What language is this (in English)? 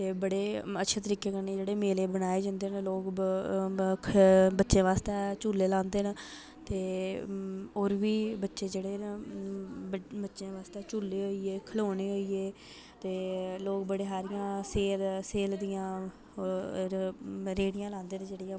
Dogri